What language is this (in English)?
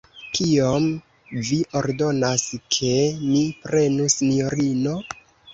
Esperanto